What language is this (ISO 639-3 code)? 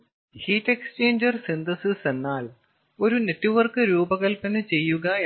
mal